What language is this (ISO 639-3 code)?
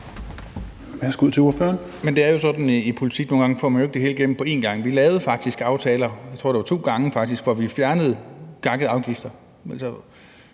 dan